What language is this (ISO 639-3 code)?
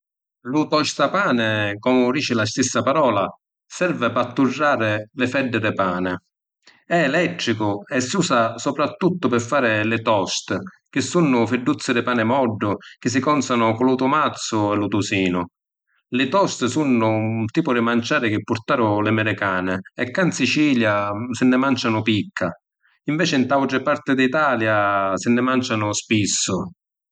scn